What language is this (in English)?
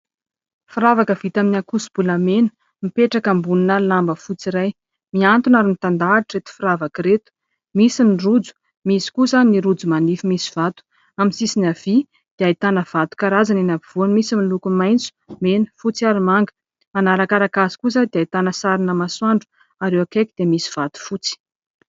Malagasy